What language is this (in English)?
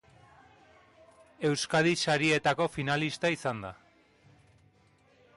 Basque